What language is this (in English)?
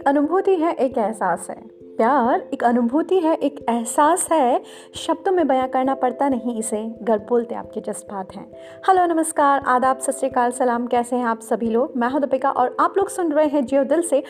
Hindi